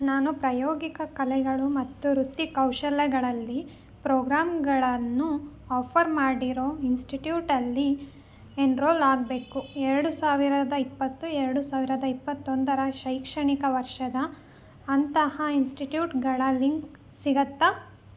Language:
Kannada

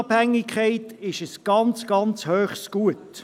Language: Swiss German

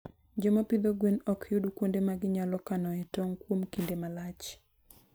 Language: Luo (Kenya and Tanzania)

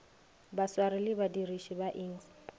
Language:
Northern Sotho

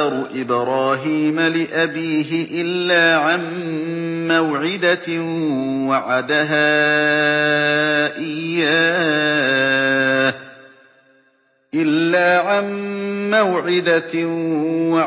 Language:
Arabic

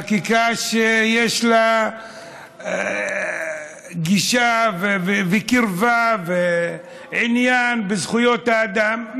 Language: Hebrew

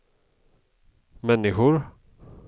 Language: Swedish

